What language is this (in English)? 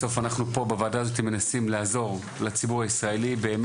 Hebrew